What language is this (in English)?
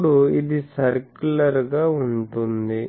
Telugu